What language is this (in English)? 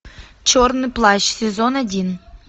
Russian